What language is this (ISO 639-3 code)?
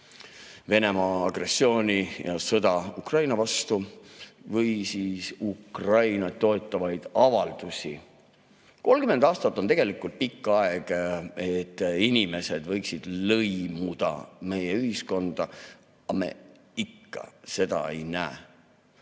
est